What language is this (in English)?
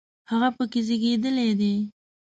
Pashto